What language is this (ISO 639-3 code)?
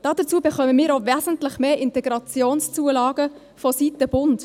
gsw